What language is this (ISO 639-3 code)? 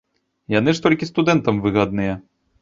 bel